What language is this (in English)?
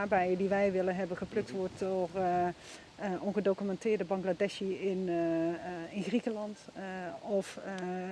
Dutch